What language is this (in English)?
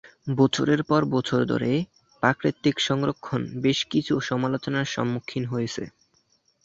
Bangla